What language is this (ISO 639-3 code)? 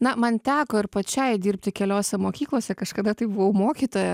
lit